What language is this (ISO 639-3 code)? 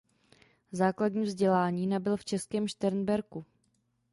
ces